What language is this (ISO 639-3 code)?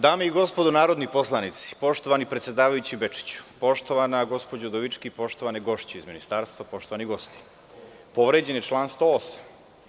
srp